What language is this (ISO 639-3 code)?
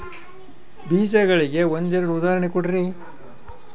kan